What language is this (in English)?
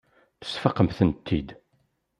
Kabyle